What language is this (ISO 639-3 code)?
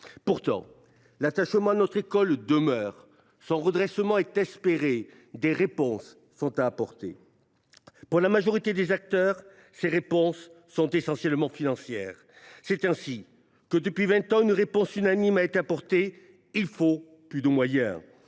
fra